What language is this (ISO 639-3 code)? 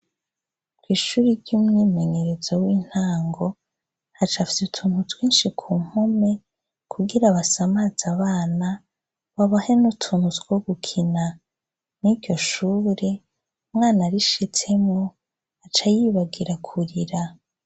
run